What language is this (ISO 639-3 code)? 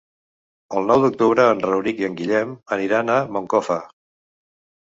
cat